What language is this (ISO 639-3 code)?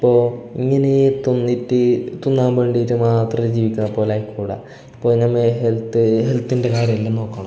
mal